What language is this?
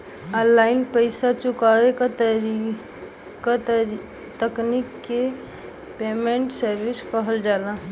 Bhojpuri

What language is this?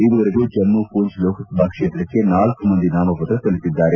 Kannada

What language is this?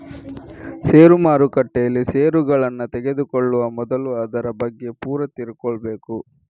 Kannada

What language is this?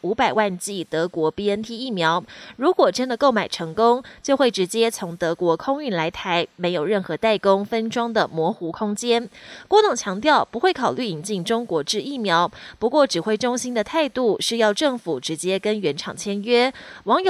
Chinese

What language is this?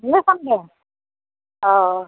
Assamese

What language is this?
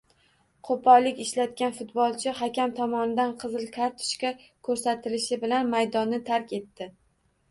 Uzbek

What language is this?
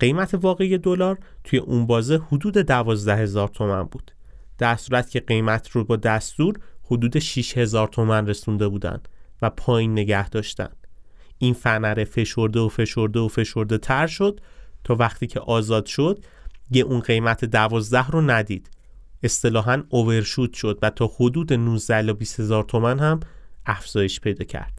Persian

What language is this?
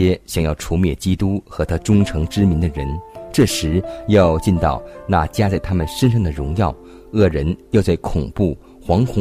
Chinese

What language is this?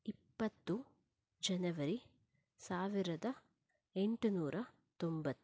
Kannada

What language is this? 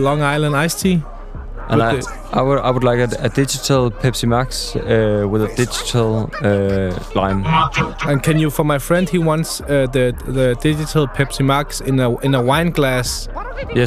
Danish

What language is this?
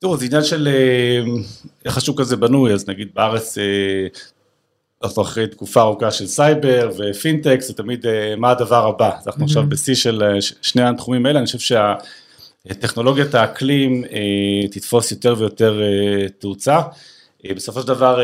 Hebrew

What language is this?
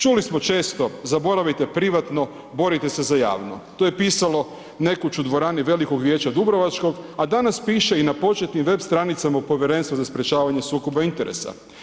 Croatian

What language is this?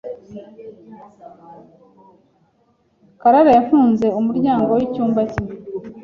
Kinyarwanda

